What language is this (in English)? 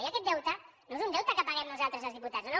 Catalan